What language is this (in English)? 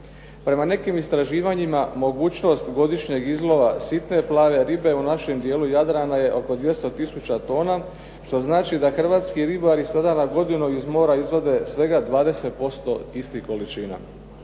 Croatian